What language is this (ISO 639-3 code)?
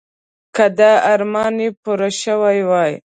pus